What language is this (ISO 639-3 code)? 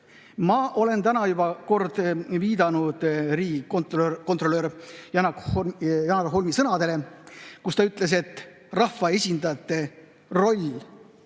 est